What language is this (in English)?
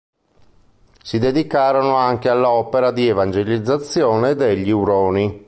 Italian